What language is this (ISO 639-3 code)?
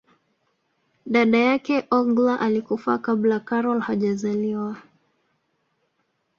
swa